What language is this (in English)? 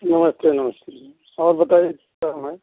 Hindi